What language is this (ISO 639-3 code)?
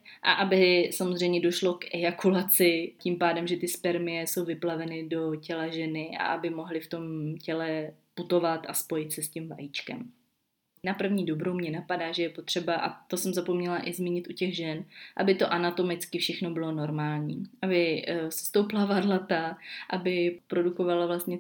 ces